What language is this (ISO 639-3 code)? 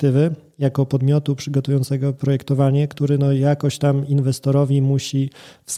pol